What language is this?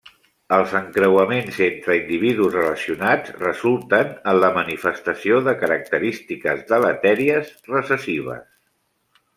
Catalan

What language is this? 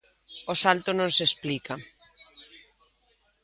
Galician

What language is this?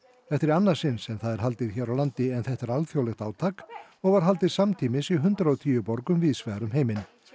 Icelandic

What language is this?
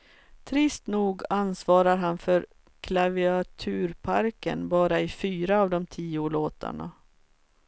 Swedish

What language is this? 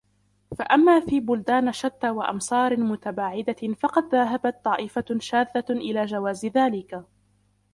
Arabic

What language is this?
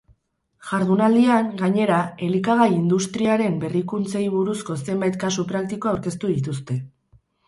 Basque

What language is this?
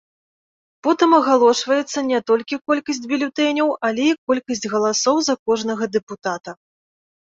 Belarusian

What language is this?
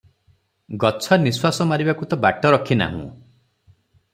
Odia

